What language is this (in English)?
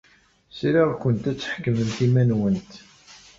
Kabyle